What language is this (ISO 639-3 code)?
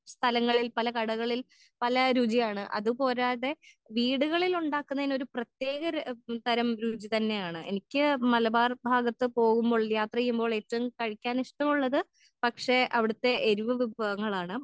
mal